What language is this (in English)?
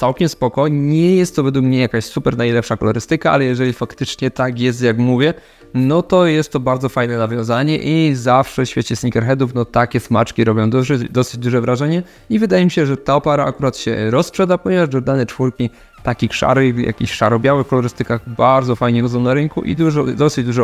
Polish